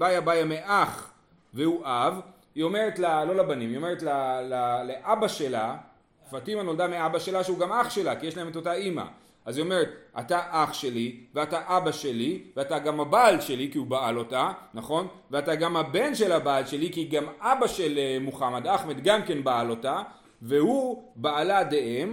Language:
Hebrew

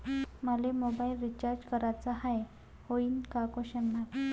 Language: Marathi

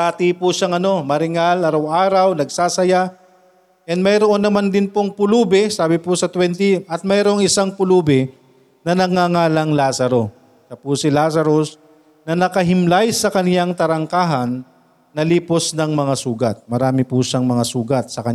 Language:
Filipino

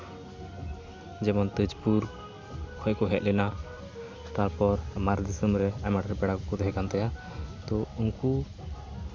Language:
Santali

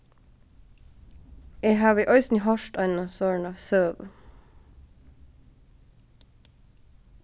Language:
Faroese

